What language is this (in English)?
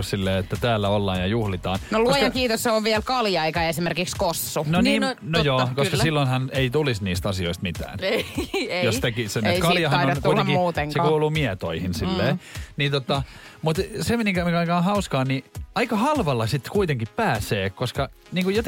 Finnish